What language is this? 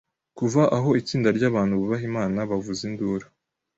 Kinyarwanda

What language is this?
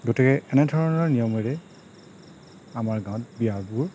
Assamese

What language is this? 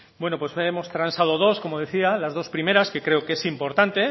Spanish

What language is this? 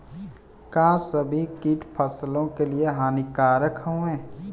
Bhojpuri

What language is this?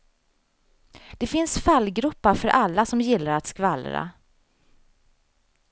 Swedish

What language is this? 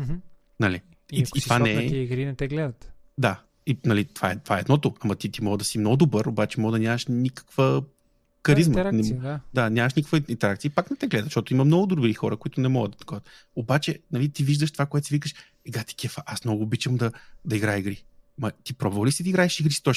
Bulgarian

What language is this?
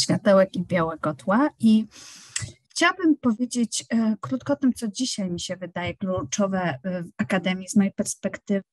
Polish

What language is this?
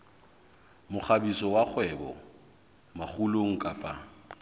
Southern Sotho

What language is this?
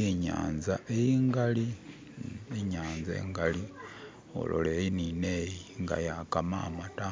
Masaaba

